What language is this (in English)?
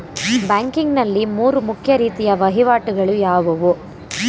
Kannada